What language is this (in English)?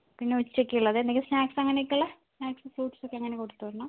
Malayalam